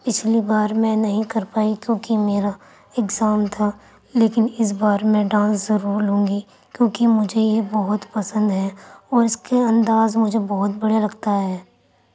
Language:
Urdu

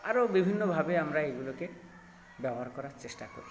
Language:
Bangla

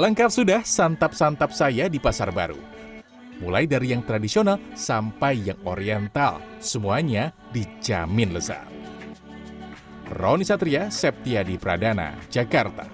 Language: Indonesian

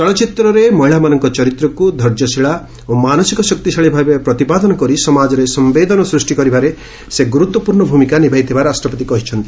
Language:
Odia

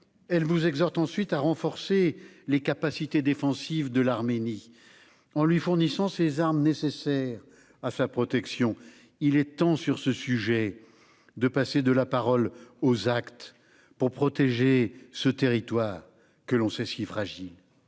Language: French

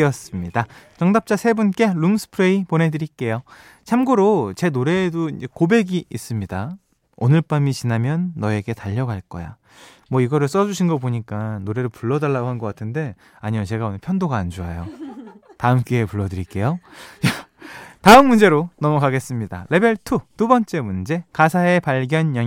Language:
Korean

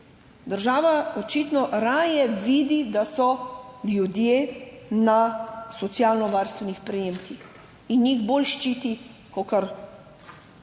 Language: Slovenian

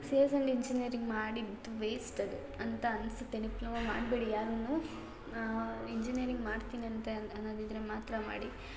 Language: Kannada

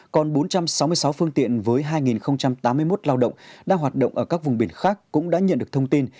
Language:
Vietnamese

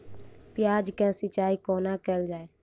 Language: Maithili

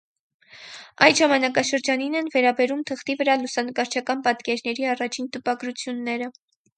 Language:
Armenian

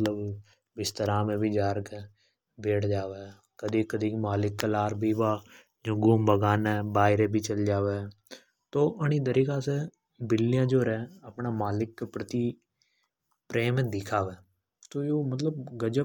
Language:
Hadothi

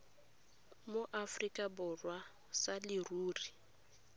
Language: Tswana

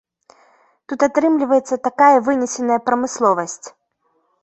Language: Belarusian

